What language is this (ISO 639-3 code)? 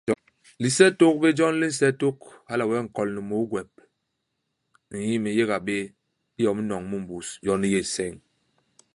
bas